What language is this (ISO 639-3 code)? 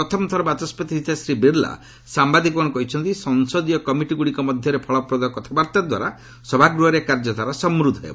ori